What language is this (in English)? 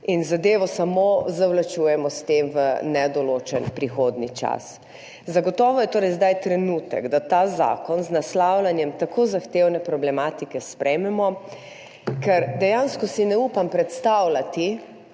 Slovenian